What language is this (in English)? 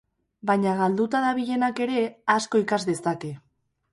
Basque